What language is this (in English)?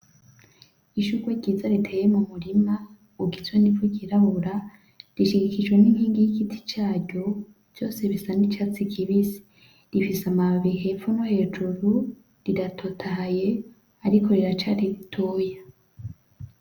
Rundi